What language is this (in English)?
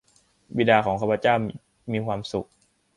Thai